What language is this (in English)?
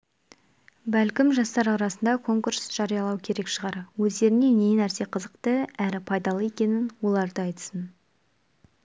Kazakh